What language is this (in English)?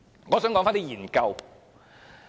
Cantonese